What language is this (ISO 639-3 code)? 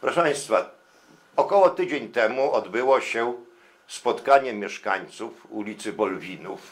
pol